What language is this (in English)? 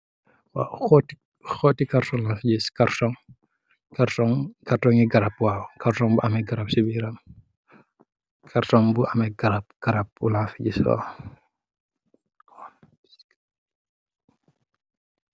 Wolof